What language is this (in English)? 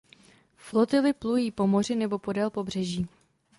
Czech